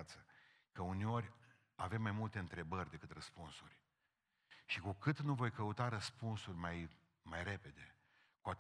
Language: Romanian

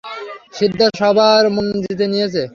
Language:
Bangla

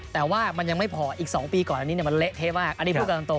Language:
Thai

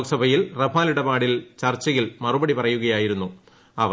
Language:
Malayalam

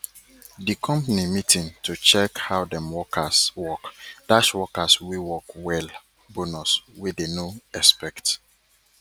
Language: Nigerian Pidgin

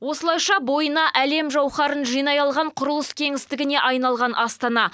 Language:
Kazakh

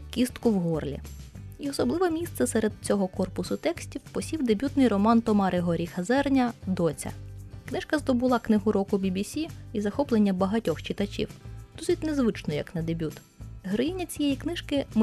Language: Ukrainian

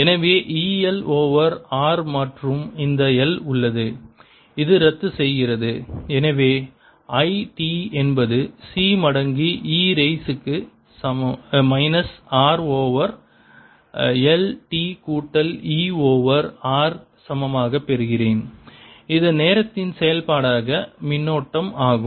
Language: Tamil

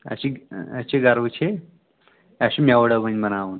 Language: Kashmiri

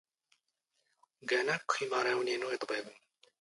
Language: Standard Moroccan Tamazight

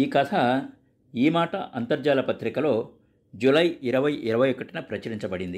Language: Telugu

